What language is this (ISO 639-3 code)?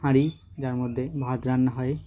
ben